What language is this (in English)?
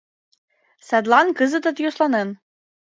Mari